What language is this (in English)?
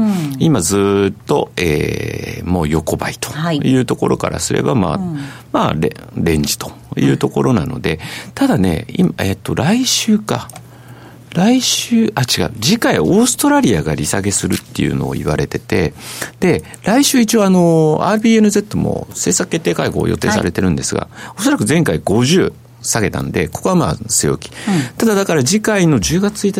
Japanese